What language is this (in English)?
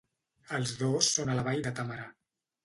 Catalan